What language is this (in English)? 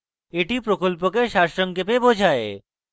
Bangla